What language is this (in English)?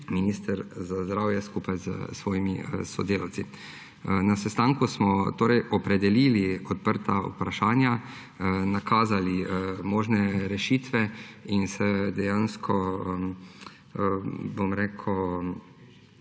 Slovenian